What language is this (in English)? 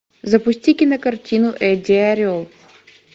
Russian